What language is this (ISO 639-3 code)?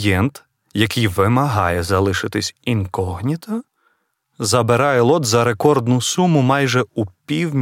ukr